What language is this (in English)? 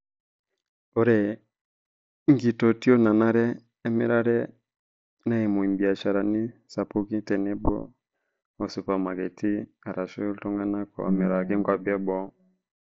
Masai